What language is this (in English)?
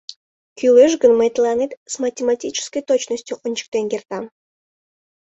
Mari